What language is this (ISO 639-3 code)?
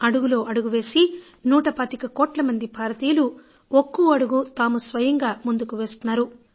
tel